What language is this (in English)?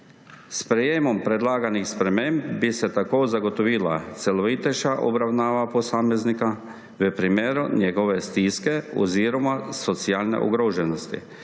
Slovenian